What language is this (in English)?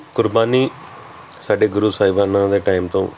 Punjabi